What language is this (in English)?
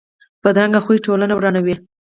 Pashto